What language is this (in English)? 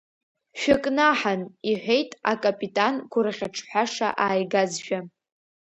Abkhazian